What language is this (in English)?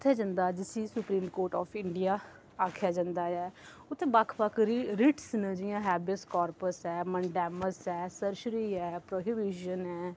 Dogri